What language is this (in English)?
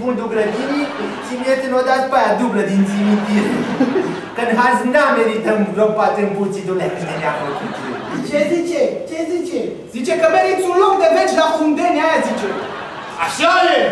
Romanian